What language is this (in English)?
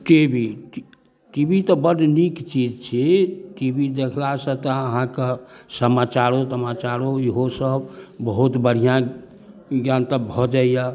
Maithili